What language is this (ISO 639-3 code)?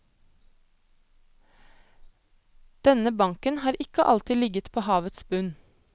nor